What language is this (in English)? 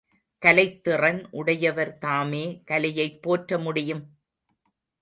Tamil